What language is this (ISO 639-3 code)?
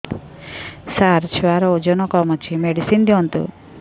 ori